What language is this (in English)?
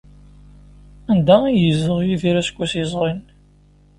Kabyle